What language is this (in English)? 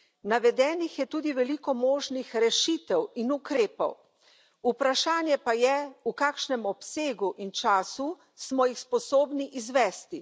Slovenian